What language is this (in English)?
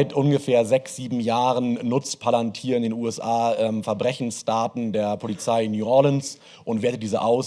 German